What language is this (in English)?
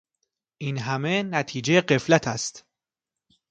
Persian